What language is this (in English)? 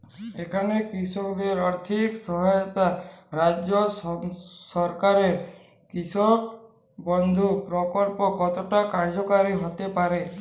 Bangla